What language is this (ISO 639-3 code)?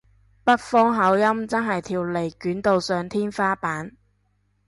yue